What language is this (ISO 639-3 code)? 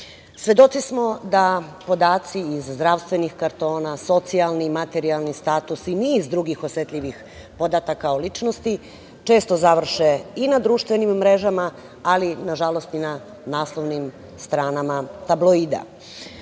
srp